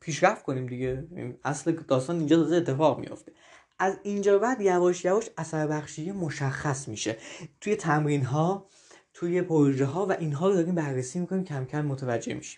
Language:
Persian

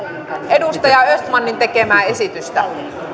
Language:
Finnish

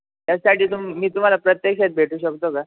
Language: Marathi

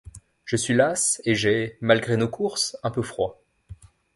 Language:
French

